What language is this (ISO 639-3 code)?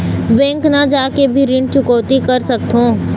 hne